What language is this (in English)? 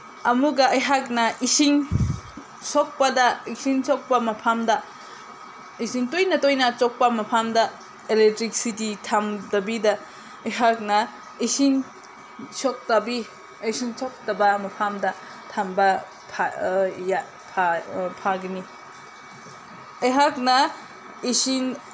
Manipuri